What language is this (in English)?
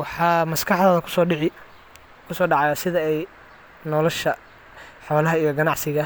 Somali